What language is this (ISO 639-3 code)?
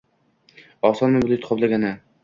uzb